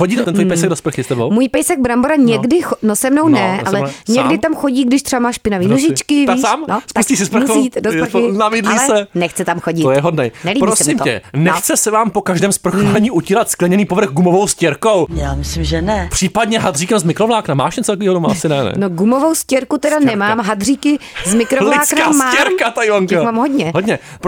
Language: Czech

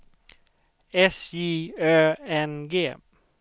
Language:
Swedish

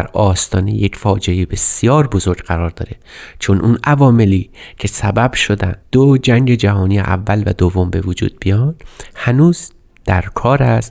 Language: Persian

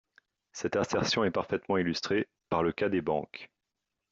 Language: French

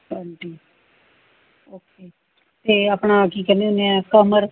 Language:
Punjabi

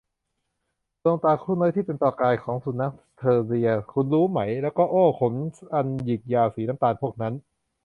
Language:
Thai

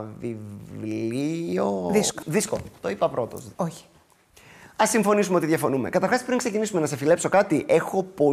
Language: Greek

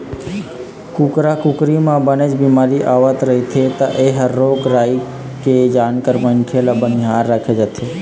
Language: Chhattisgarhi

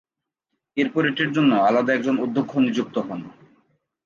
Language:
Bangla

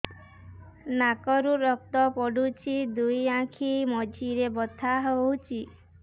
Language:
Odia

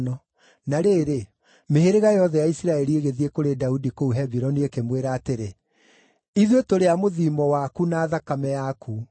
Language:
Kikuyu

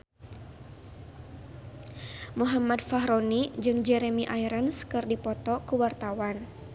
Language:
Sundanese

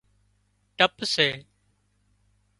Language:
Wadiyara Koli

